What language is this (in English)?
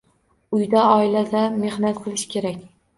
Uzbek